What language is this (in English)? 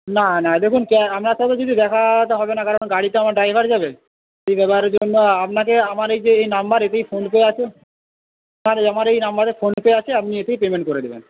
Bangla